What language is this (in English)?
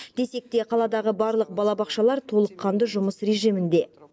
Kazakh